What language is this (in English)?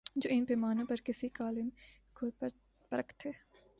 Urdu